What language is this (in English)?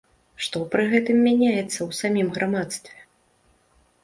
Belarusian